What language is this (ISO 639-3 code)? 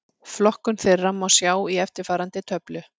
isl